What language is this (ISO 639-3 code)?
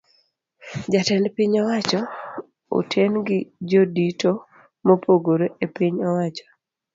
luo